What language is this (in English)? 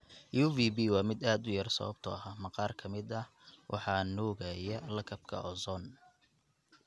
Somali